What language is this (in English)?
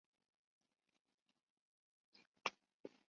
Chinese